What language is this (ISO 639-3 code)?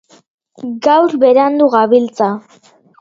eus